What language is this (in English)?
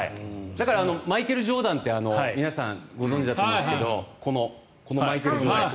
Japanese